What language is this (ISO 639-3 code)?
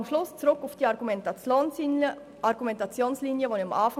gsw